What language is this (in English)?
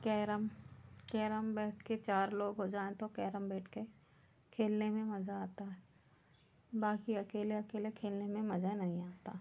Hindi